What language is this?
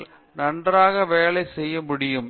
Tamil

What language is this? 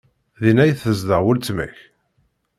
Kabyle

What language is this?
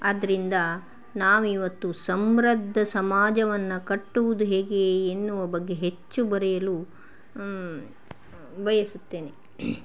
Kannada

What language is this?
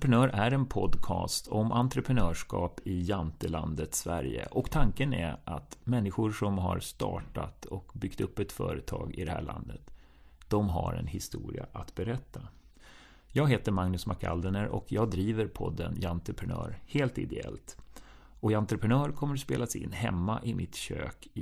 Swedish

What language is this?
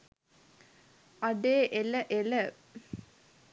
Sinhala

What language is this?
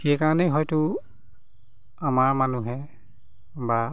Assamese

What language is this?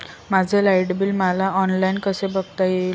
Marathi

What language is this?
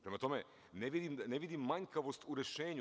Serbian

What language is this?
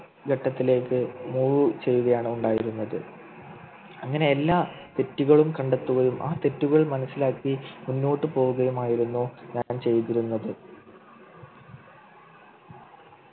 Malayalam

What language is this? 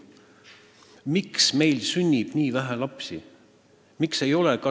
Estonian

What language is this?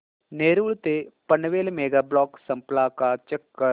Marathi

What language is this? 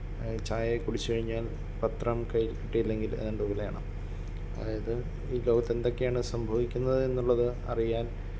Malayalam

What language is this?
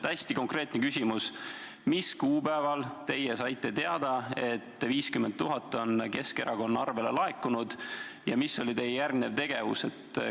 Estonian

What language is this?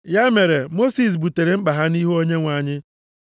Igbo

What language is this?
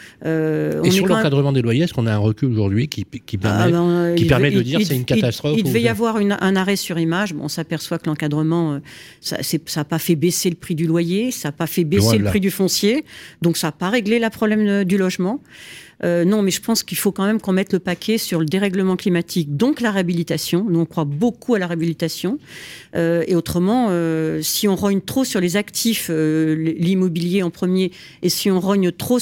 French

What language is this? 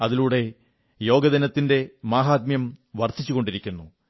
Malayalam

